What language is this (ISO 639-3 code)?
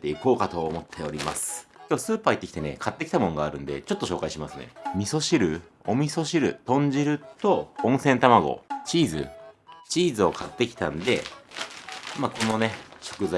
jpn